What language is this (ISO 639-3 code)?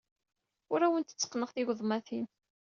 kab